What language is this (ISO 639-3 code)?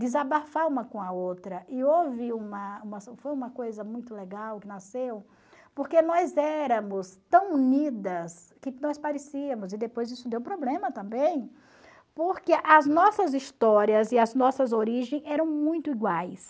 por